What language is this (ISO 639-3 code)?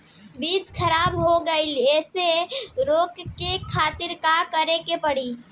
bho